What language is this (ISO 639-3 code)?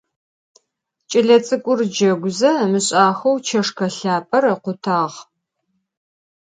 ady